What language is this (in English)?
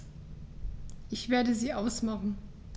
German